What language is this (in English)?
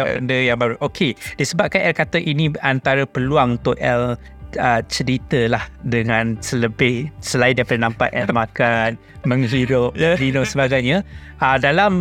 Malay